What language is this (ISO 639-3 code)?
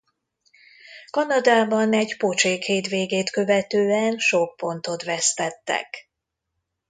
hun